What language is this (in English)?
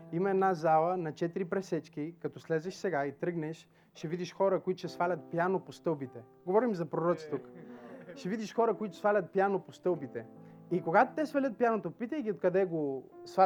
Bulgarian